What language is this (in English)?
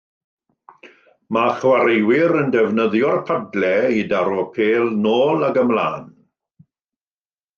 Welsh